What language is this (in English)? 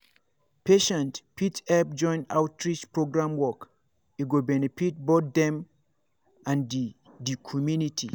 Nigerian Pidgin